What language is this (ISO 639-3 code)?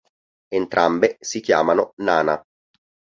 ita